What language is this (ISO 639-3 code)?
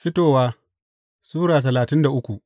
hau